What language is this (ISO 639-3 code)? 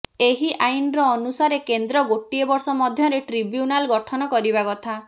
ori